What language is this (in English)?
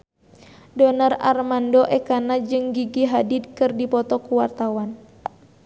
Sundanese